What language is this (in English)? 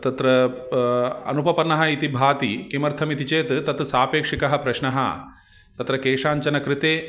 Sanskrit